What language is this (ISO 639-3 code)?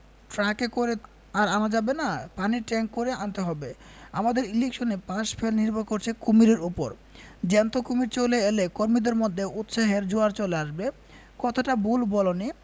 ben